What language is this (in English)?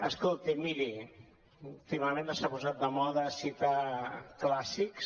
Catalan